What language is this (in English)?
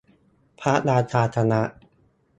Thai